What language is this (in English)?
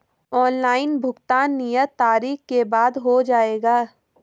Hindi